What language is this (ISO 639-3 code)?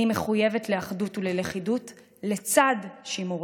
heb